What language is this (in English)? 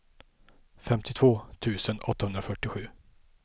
Swedish